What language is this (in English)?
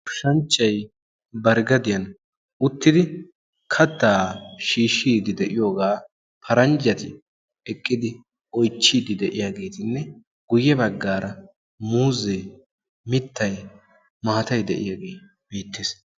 Wolaytta